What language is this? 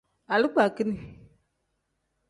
Tem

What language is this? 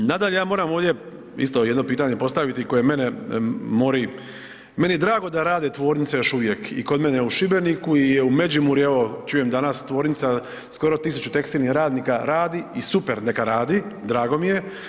Croatian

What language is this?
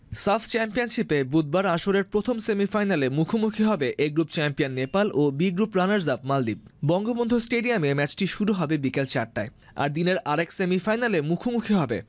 Bangla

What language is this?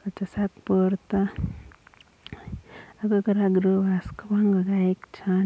Kalenjin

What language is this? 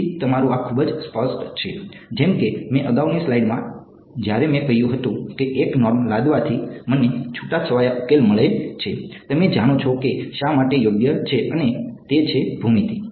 Gujarati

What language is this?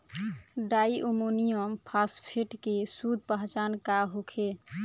Bhojpuri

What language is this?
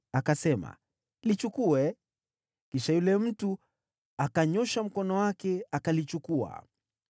Swahili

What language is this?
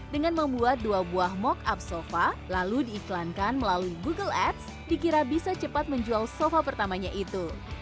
Indonesian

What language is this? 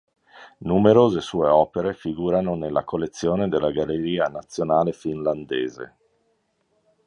Italian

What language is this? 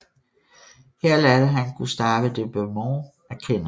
Danish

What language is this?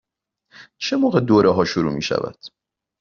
Persian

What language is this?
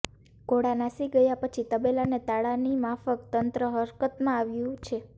Gujarati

